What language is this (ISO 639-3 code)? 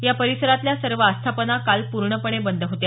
mar